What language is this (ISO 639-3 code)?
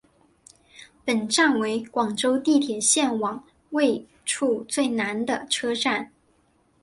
zho